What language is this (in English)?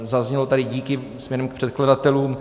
Czech